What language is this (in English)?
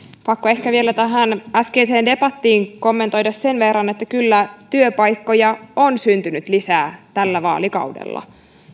Finnish